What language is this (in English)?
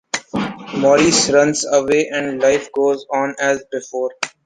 English